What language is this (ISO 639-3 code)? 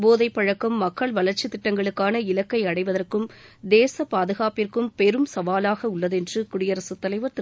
tam